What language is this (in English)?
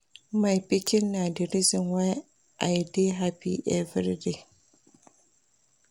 Nigerian Pidgin